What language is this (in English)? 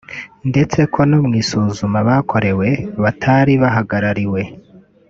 Kinyarwanda